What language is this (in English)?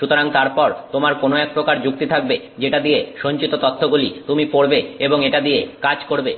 Bangla